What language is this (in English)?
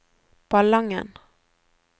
Norwegian